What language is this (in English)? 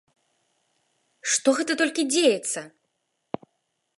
Belarusian